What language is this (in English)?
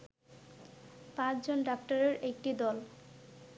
Bangla